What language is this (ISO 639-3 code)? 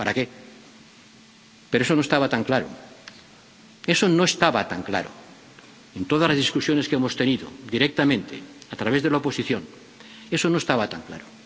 spa